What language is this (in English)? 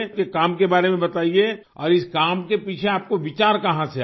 Hindi